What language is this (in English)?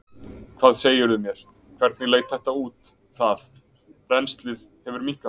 Icelandic